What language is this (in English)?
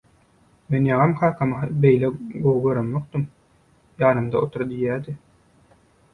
Turkmen